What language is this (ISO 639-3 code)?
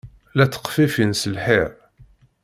kab